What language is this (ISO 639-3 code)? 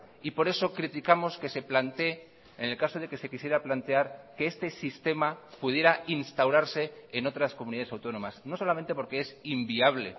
spa